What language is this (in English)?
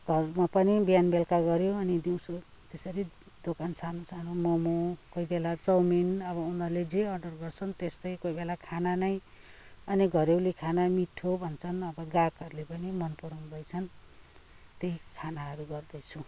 Nepali